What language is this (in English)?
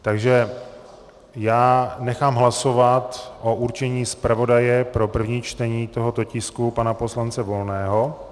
Czech